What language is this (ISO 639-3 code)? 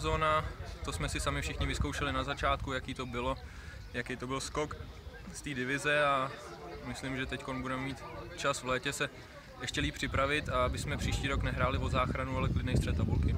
ces